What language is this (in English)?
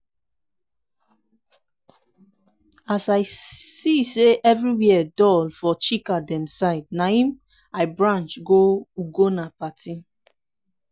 Nigerian Pidgin